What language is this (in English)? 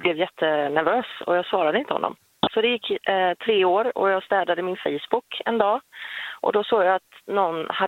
Swedish